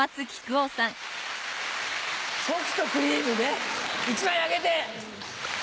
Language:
Japanese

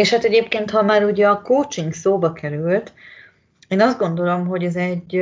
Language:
Hungarian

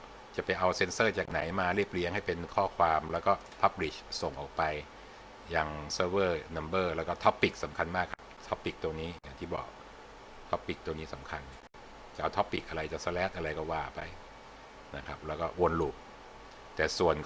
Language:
Thai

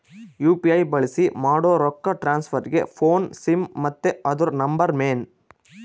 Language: Kannada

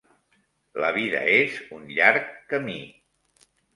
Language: Catalan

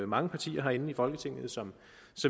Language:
Danish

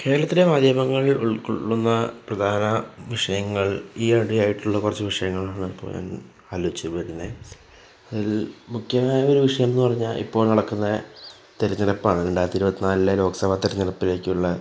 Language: Malayalam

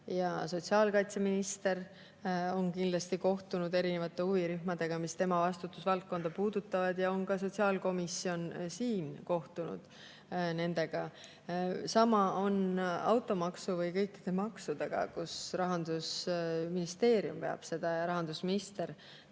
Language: Estonian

